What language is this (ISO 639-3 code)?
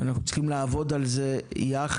heb